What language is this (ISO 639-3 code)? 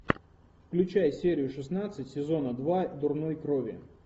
rus